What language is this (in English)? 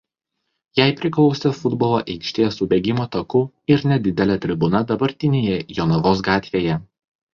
Lithuanian